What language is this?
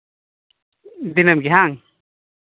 Santali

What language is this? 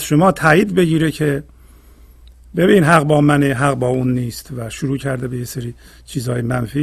Persian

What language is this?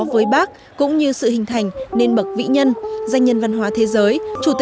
Vietnamese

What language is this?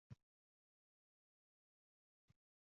Uzbek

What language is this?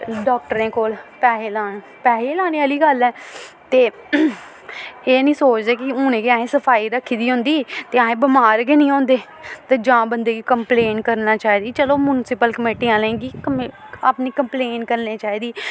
Dogri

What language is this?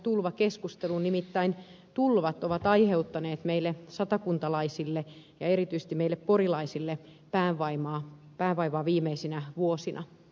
Finnish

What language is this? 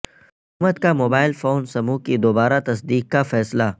Urdu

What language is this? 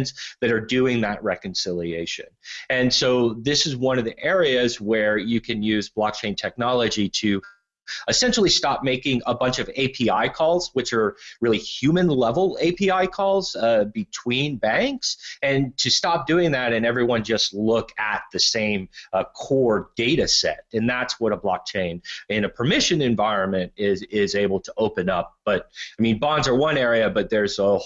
English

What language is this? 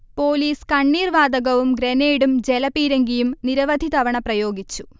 Malayalam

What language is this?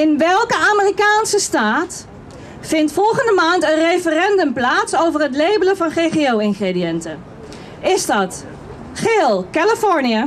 Dutch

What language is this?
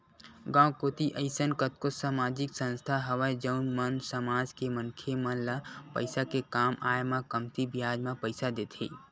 Chhattisgarhi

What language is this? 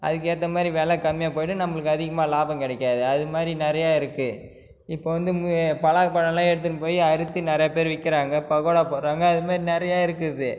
Tamil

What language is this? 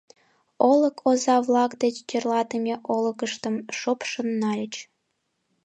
Mari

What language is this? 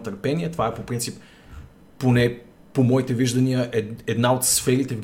Bulgarian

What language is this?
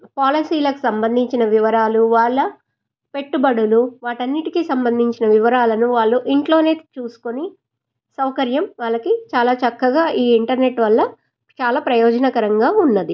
Telugu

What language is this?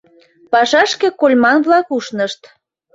Mari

